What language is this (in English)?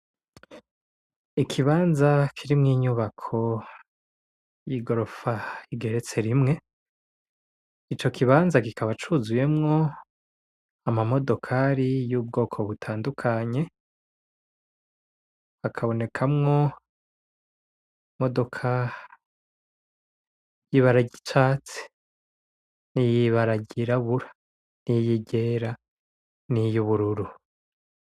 Rundi